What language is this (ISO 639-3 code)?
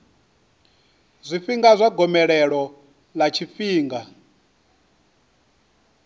ven